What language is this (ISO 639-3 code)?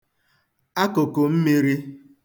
ibo